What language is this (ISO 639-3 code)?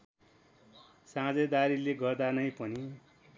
nep